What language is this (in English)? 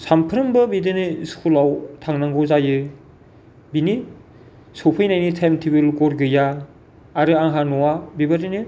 Bodo